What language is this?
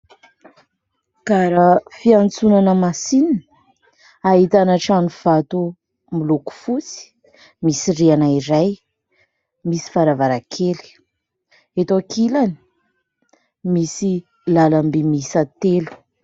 Malagasy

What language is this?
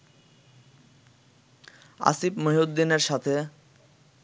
Bangla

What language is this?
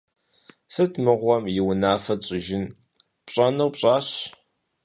Kabardian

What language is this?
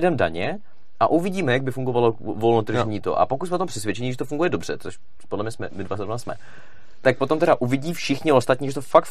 Czech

